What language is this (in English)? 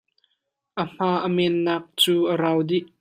Hakha Chin